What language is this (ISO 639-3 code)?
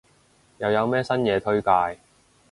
yue